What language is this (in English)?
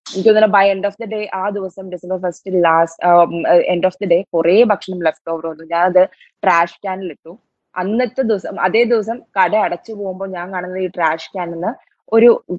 Malayalam